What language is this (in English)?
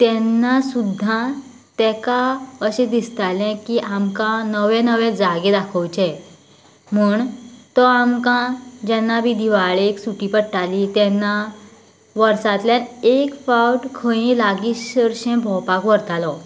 Konkani